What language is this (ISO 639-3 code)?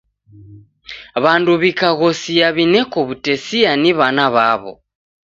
dav